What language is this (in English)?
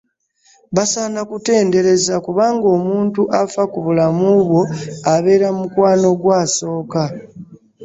Ganda